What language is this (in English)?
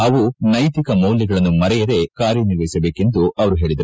Kannada